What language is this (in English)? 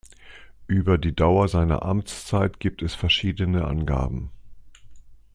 German